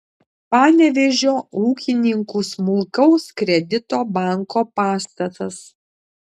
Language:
Lithuanian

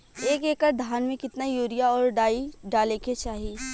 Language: Bhojpuri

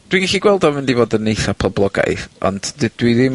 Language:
Welsh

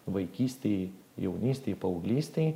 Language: Lithuanian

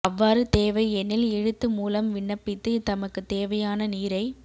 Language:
Tamil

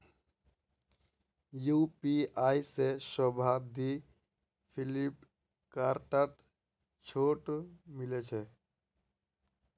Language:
Magahi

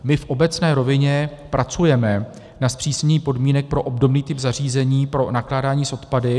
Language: Czech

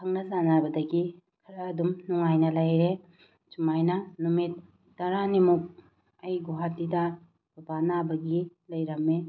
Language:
Manipuri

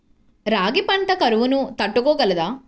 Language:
Telugu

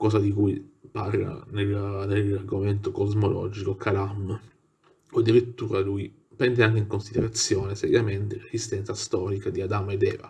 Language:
Italian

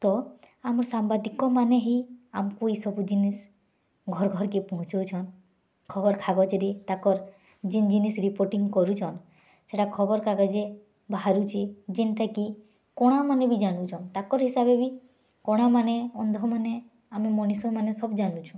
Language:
Odia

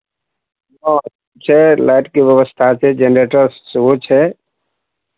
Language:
Maithili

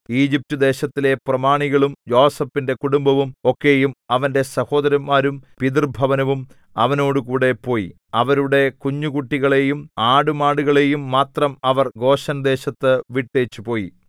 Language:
Malayalam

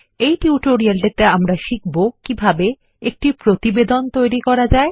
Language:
Bangla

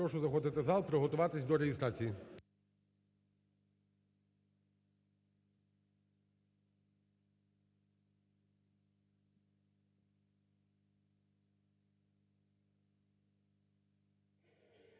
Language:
Ukrainian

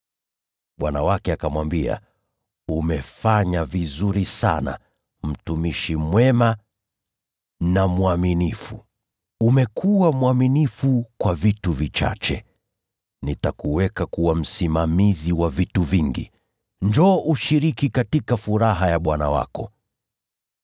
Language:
Swahili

